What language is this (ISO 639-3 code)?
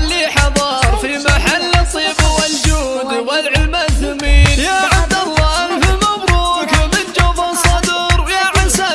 ara